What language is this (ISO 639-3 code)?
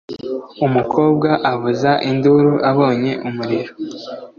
kin